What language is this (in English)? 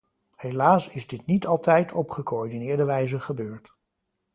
Dutch